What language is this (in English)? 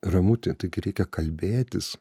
Lithuanian